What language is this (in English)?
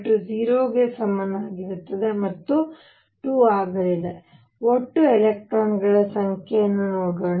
Kannada